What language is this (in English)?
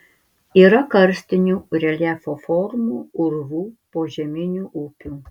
Lithuanian